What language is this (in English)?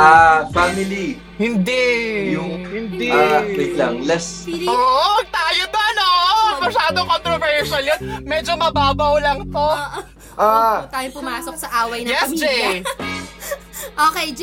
Filipino